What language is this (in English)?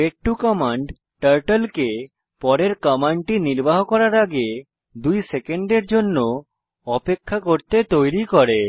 Bangla